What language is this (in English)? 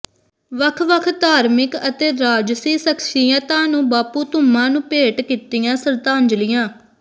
Punjabi